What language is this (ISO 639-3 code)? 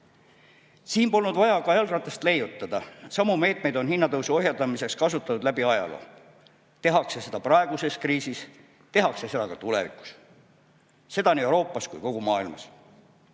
est